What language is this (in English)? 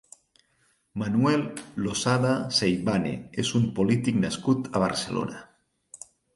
Catalan